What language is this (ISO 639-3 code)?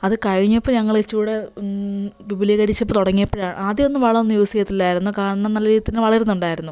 mal